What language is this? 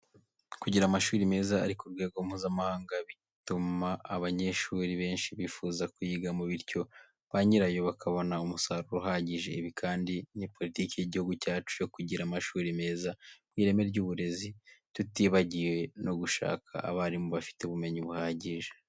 Kinyarwanda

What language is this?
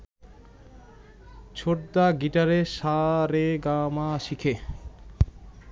Bangla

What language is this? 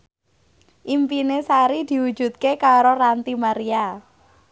Javanese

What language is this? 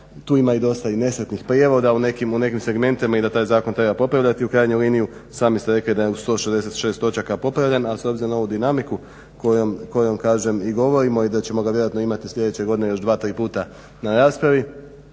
Croatian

